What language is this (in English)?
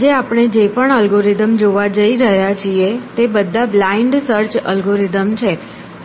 Gujarati